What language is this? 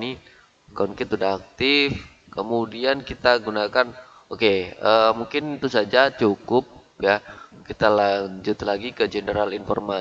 Indonesian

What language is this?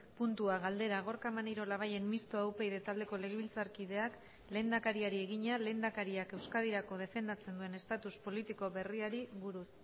Basque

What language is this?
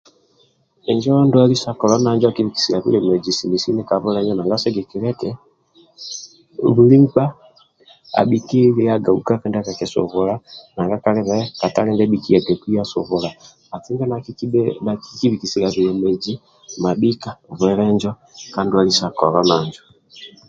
Amba (Uganda)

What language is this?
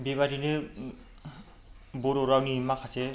Bodo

